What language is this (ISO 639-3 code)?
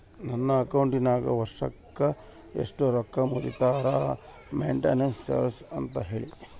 kan